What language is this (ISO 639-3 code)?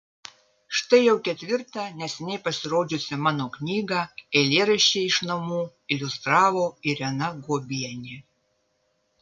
lit